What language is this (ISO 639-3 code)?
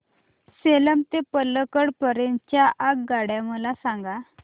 mar